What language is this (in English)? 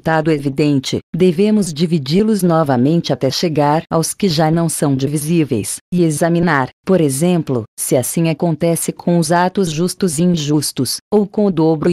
Portuguese